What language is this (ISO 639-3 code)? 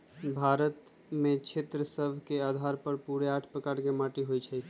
mag